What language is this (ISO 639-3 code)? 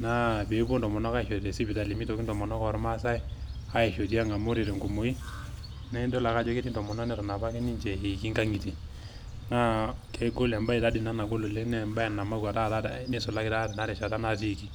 mas